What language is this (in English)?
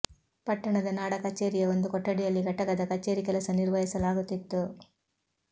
Kannada